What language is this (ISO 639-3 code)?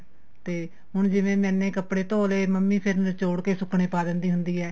pan